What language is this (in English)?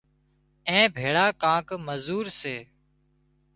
Wadiyara Koli